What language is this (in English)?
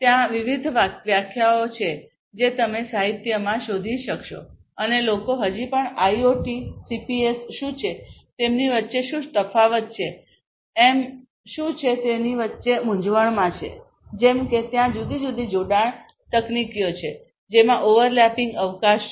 Gujarati